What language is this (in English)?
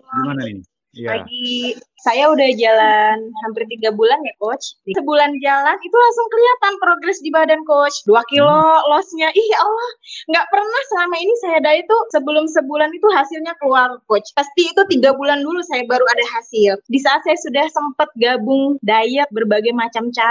Indonesian